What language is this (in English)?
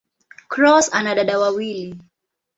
Swahili